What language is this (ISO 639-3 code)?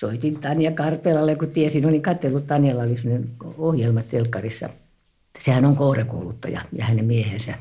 fin